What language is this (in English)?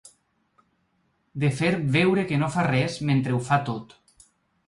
Catalan